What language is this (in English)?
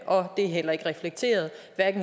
Danish